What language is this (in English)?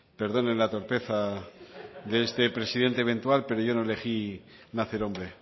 Spanish